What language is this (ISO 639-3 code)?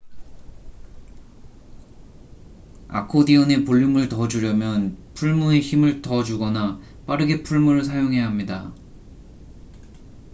kor